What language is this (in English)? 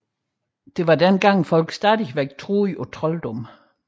Danish